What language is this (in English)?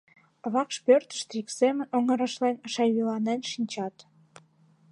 Mari